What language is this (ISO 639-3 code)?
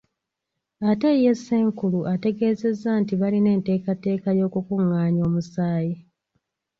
lug